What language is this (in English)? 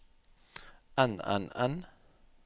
Norwegian